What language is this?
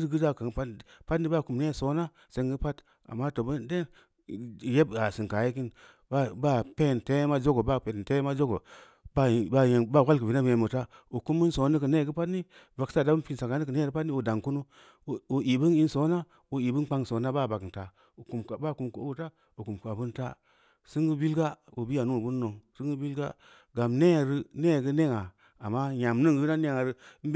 Samba Leko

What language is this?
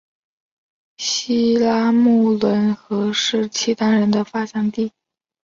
Chinese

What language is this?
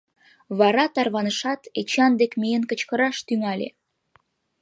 Mari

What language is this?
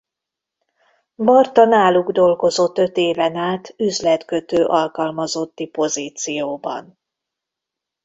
Hungarian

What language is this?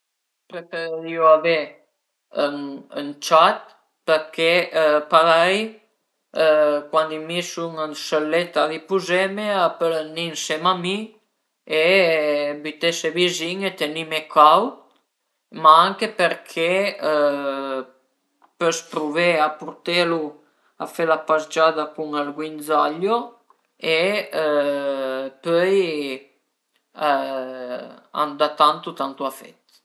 Piedmontese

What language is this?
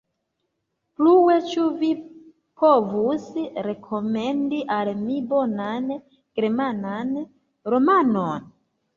Esperanto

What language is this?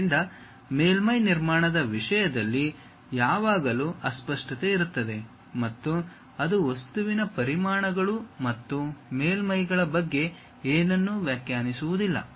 Kannada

